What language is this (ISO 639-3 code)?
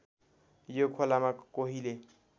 nep